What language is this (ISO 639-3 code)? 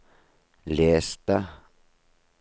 nor